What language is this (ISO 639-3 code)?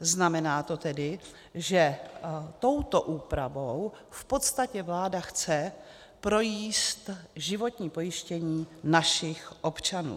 ces